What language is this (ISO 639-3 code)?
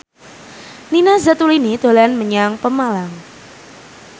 jav